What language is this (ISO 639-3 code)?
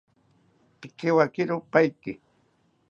cpy